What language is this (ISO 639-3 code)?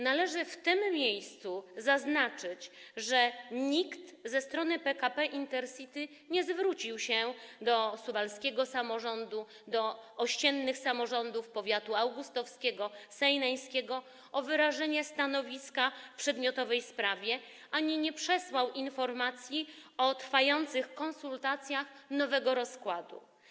pol